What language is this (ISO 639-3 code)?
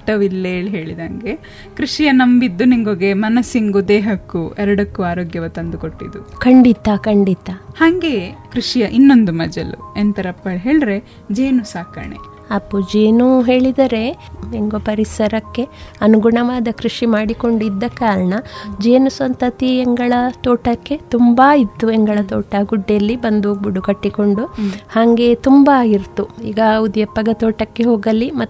kan